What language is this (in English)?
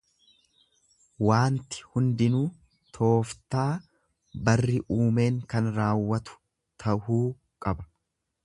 Oromo